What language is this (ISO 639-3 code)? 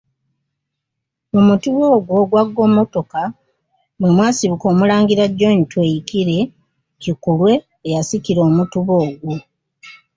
lug